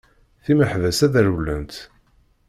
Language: Kabyle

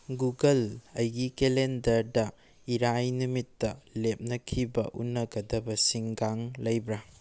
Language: Manipuri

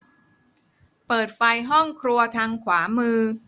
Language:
Thai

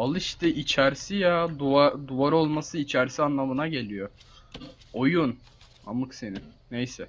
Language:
Turkish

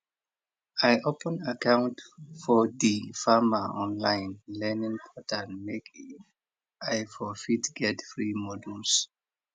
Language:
Nigerian Pidgin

